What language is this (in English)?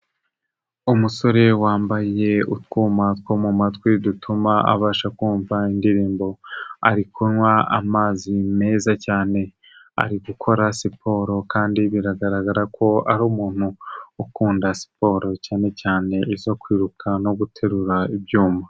Kinyarwanda